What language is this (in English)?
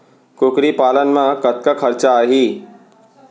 Chhattisgarhi